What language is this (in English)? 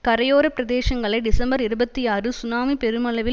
Tamil